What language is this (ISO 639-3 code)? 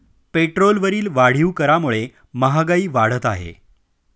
mar